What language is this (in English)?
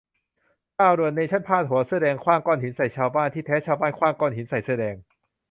Thai